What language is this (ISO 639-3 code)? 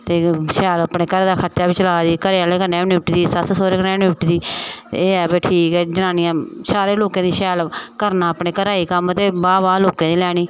doi